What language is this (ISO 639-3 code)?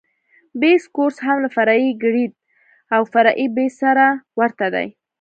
pus